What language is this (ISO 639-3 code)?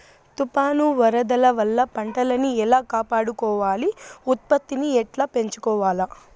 tel